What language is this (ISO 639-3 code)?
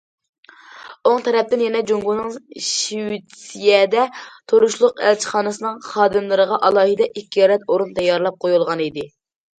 uig